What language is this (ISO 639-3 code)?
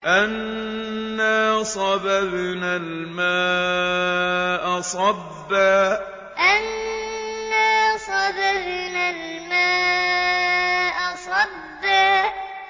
ara